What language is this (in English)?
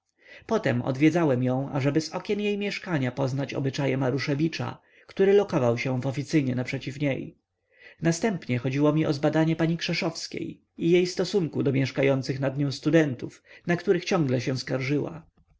Polish